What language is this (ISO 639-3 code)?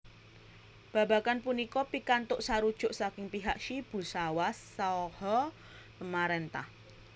jav